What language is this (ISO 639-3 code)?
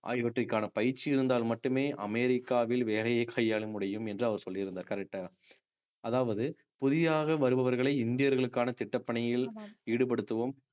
tam